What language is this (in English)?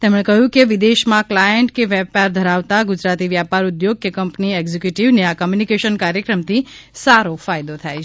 Gujarati